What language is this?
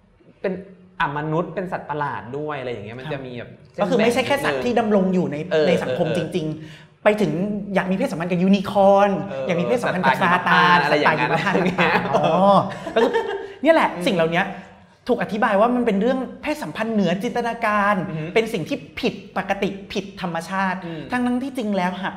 Thai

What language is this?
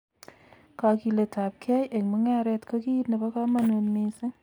Kalenjin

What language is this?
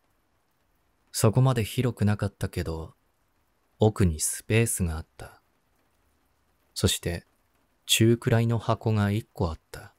Japanese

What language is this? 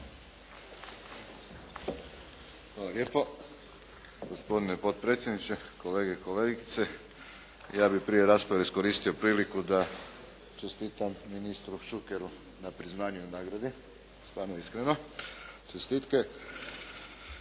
Croatian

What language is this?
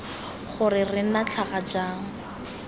Tswana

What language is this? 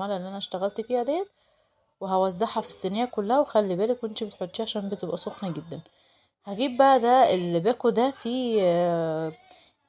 Arabic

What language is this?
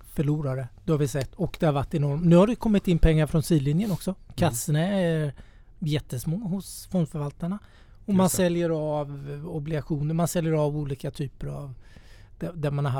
Swedish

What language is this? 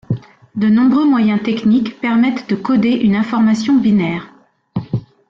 French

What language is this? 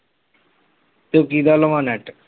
Punjabi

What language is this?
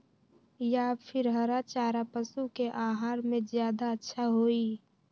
Magahi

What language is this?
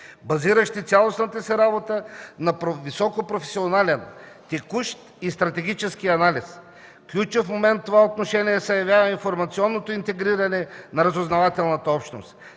Bulgarian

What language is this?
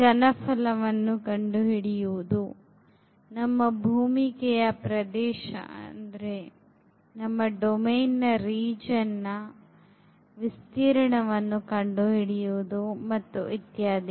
Kannada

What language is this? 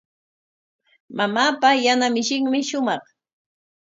Corongo Ancash Quechua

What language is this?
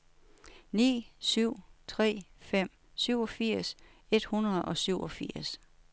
Danish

